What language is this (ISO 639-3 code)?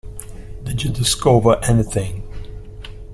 eng